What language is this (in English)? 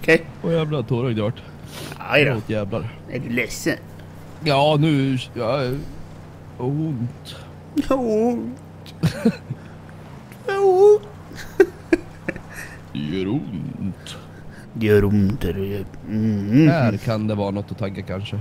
Swedish